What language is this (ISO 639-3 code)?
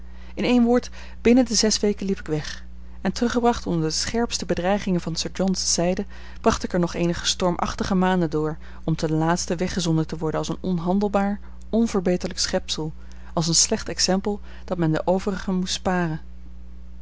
nld